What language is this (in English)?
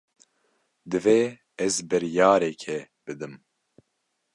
Kurdish